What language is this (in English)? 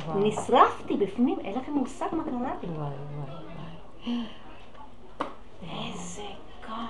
Hebrew